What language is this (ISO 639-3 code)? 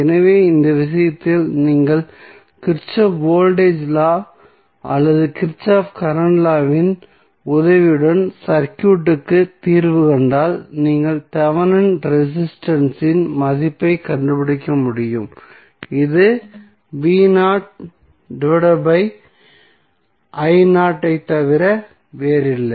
tam